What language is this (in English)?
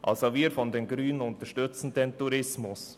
Swiss German